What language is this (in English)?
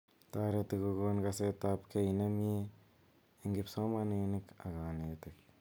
Kalenjin